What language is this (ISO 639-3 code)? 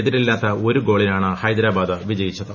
mal